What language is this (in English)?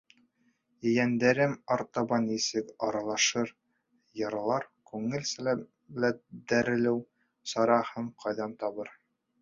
Bashkir